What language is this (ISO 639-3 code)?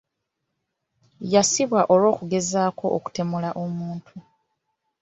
lug